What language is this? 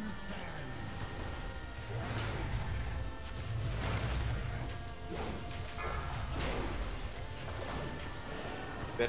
Czech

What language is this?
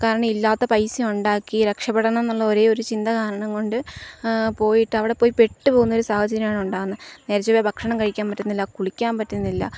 Malayalam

